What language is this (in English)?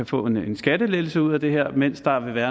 Danish